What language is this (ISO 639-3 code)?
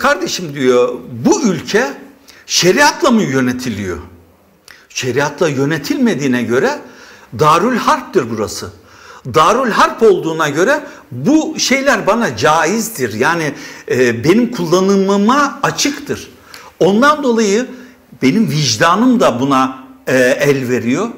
tur